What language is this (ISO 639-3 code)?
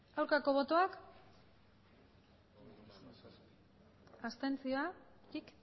eus